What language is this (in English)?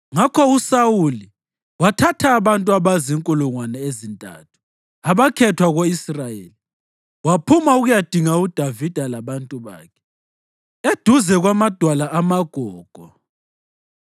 North Ndebele